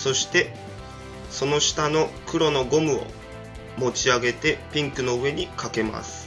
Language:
Japanese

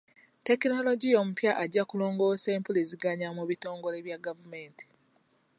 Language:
Ganda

